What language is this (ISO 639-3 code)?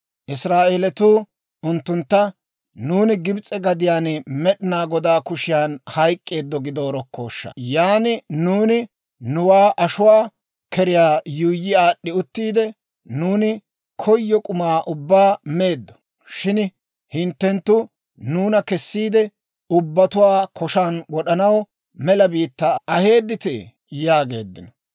dwr